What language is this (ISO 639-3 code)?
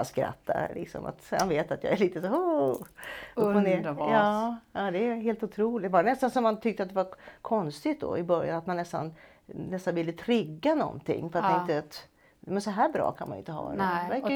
swe